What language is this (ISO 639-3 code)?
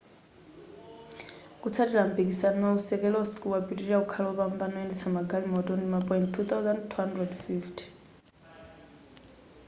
nya